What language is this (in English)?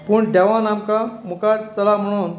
Konkani